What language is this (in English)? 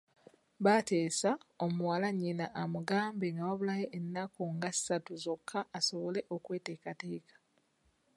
Ganda